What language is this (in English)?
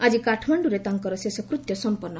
Odia